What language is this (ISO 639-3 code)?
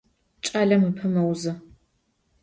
ady